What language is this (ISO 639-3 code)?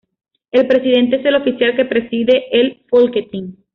spa